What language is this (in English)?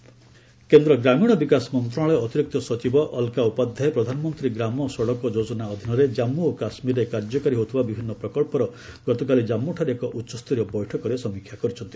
Odia